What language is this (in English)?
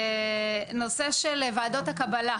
Hebrew